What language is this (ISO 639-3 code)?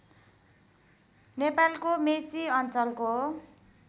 nep